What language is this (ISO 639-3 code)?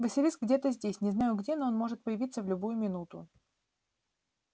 rus